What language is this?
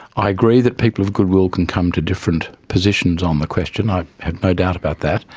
English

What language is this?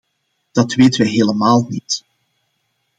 Dutch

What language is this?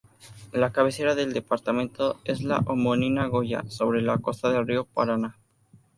Spanish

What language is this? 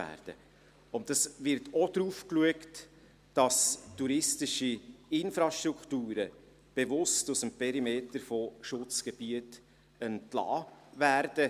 Swiss German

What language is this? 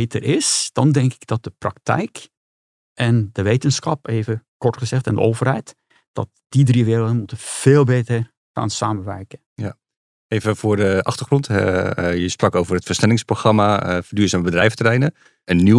Dutch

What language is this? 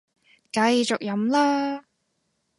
Cantonese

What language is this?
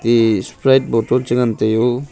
Wancho Naga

